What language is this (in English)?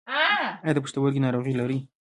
Pashto